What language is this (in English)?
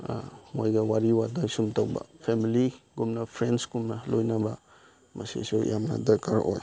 Manipuri